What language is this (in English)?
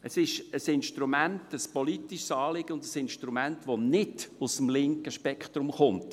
Swiss German